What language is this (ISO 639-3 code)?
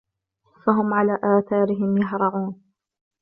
ara